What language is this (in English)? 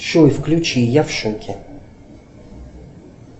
Russian